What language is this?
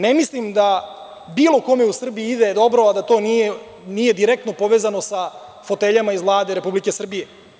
Serbian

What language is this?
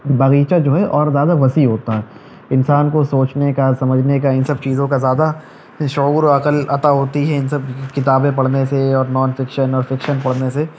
Urdu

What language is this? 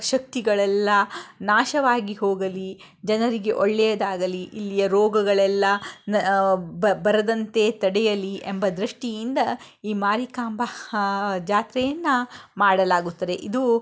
Kannada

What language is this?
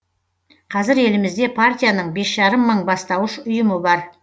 Kazakh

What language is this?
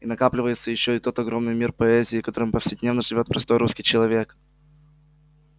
Russian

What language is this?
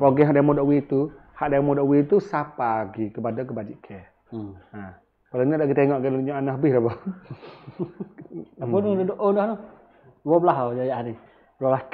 Malay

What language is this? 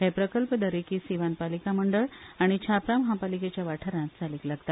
Konkani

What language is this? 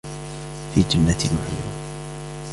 Arabic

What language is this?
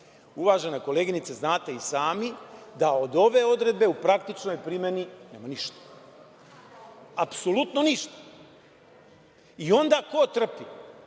Serbian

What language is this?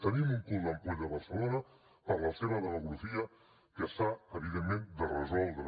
Catalan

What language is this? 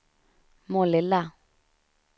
Swedish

